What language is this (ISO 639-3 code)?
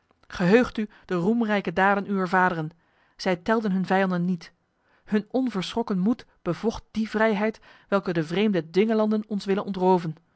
nld